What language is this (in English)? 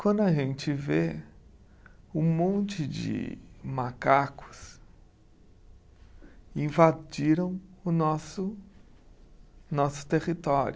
Portuguese